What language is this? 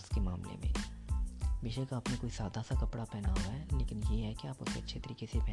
Urdu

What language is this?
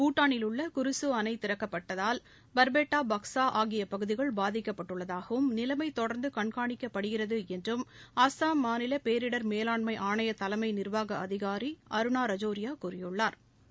Tamil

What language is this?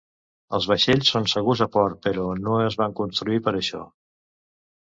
Catalan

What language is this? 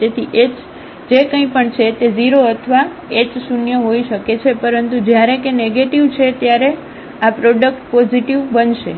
Gujarati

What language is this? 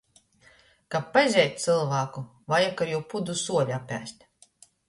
Latgalian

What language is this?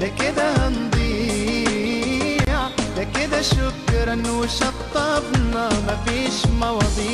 Arabic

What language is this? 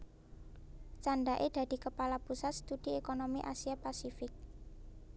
Javanese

